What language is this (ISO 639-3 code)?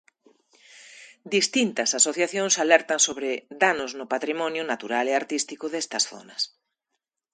glg